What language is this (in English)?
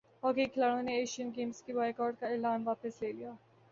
Urdu